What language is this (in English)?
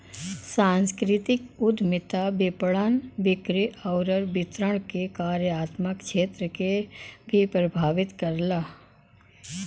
Bhojpuri